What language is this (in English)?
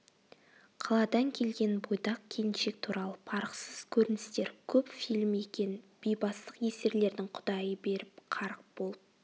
Kazakh